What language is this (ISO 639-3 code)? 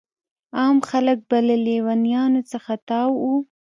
pus